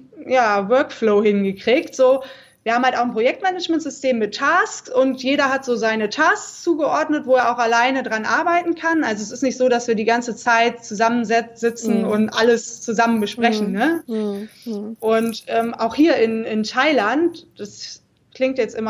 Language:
German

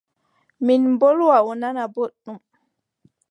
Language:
Adamawa Fulfulde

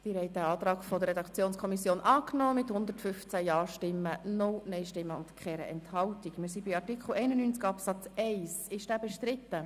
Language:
Swiss German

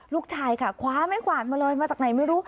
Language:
Thai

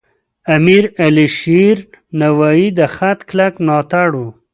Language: Pashto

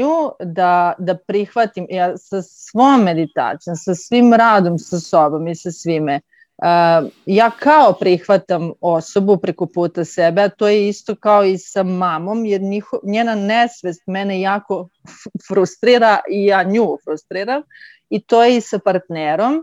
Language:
Croatian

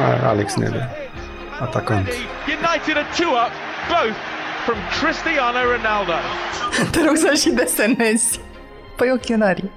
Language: Romanian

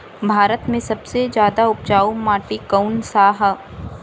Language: Bhojpuri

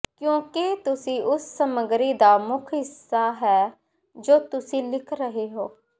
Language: Punjabi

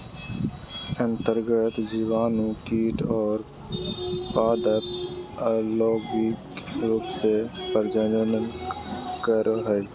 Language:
Magahi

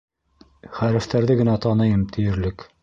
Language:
Bashkir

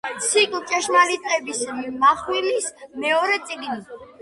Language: Georgian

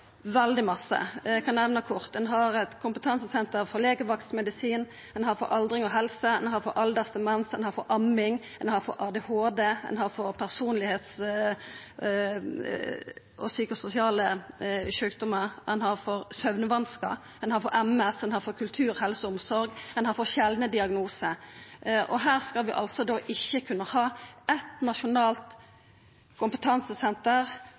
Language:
Norwegian Nynorsk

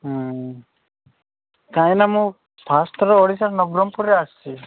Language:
Odia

